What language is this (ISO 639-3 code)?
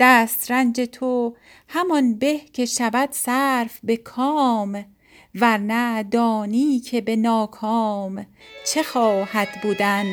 fas